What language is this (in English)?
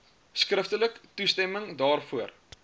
Afrikaans